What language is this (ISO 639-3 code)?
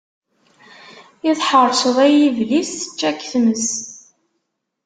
kab